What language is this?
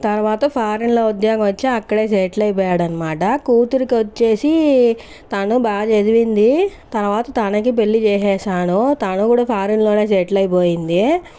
Telugu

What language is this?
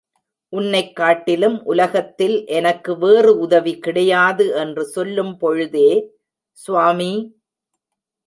Tamil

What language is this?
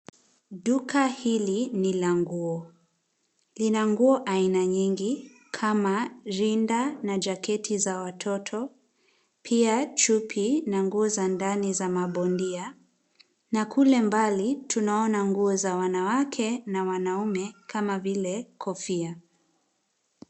Swahili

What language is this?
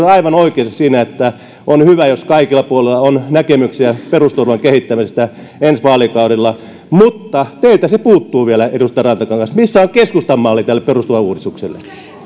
Finnish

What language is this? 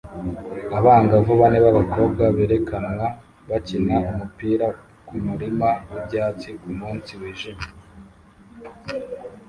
Kinyarwanda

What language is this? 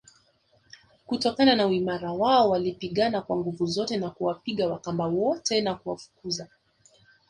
Swahili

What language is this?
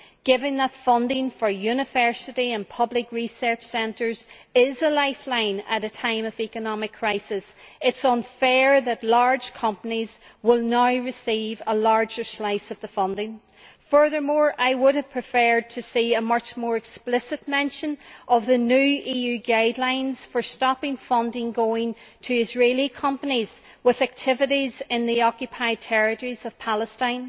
English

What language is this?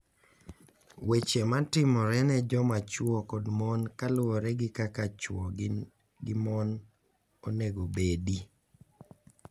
Luo (Kenya and Tanzania)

